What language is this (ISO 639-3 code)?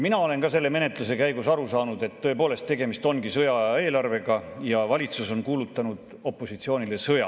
est